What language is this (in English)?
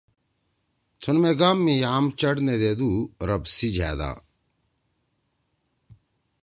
Torwali